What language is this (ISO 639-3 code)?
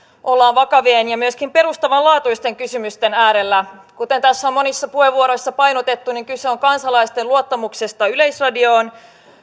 fin